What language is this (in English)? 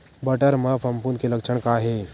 Chhattisgarhi